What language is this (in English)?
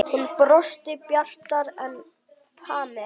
Icelandic